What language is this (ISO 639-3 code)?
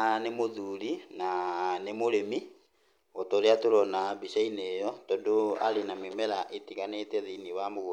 kik